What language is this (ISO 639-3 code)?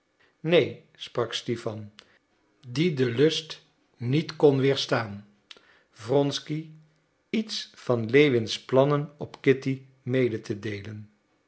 nld